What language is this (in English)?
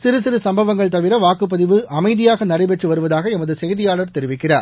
Tamil